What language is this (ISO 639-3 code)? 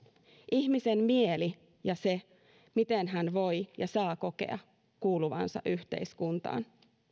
fin